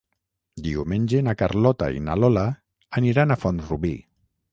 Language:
Catalan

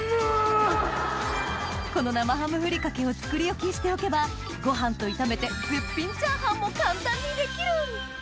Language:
Japanese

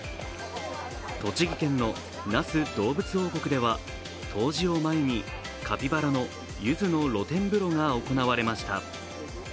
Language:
Japanese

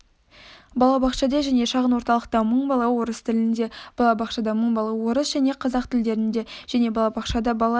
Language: Kazakh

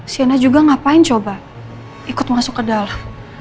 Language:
Indonesian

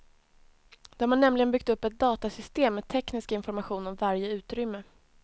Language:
Swedish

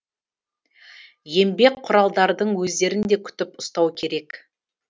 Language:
Kazakh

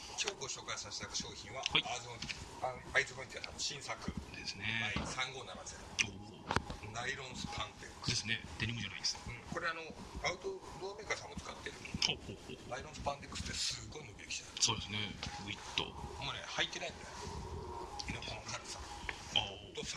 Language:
Japanese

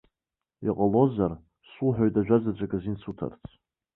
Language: Abkhazian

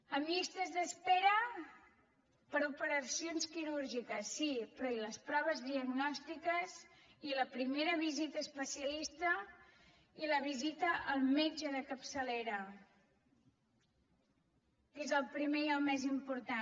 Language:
Catalan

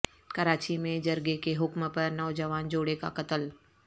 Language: Urdu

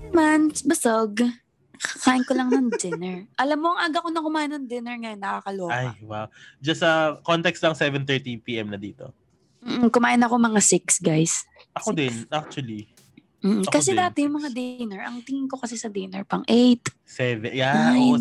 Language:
Filipino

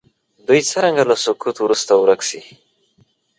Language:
Pashto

